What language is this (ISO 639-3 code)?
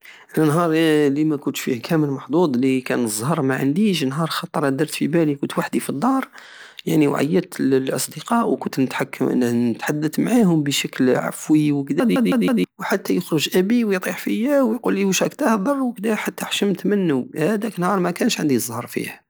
aao